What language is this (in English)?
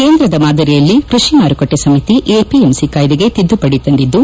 Kannada